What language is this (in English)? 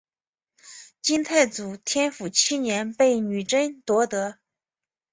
Chinese